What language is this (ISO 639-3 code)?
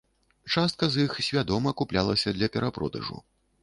bel